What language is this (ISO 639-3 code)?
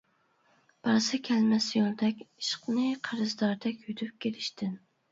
uig